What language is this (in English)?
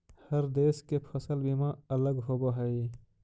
Magahi